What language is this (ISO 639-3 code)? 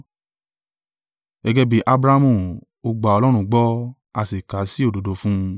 yor